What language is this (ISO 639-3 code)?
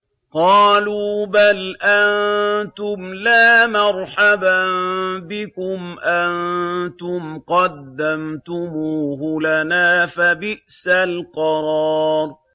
ara